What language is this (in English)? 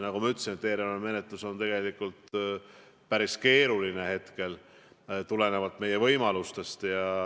Estonian